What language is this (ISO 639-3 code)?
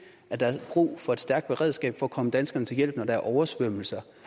dan